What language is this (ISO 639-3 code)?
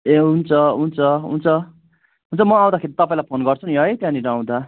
nep